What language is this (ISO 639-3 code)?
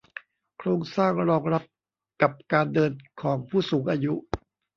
tha